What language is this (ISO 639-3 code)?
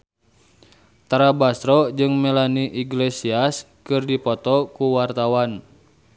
sun